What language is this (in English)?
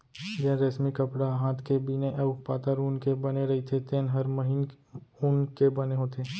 Chhattisgarhi